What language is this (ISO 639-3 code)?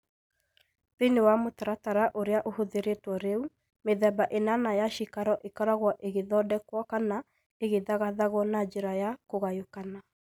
kik